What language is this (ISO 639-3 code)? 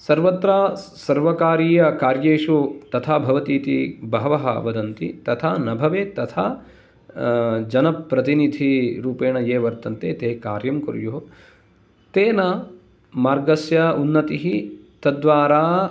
san